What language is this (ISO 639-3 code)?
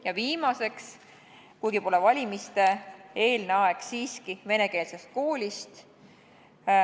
est